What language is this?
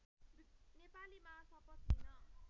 Nepali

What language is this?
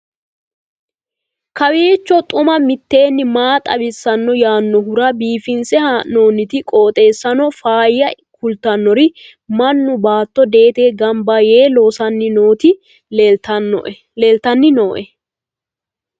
Sidamo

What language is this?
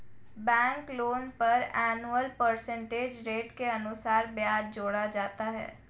Hindi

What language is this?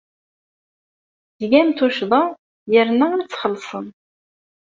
Kabyle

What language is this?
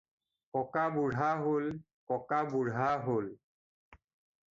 Assamese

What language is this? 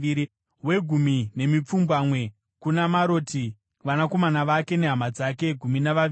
Shona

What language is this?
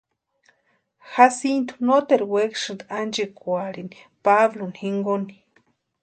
Western Highland Purepecha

